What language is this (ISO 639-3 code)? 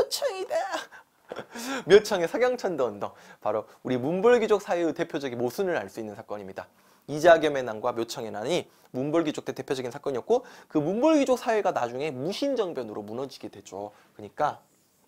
kor